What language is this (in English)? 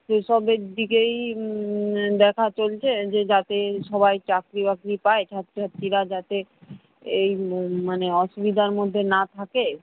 Bangla